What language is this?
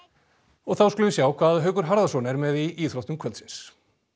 Icelandic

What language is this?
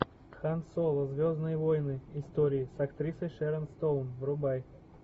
Russian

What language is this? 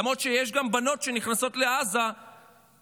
Hebrew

